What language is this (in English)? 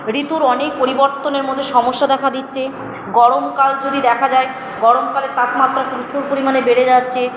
Bangla